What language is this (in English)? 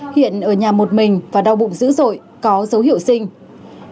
Vietnamese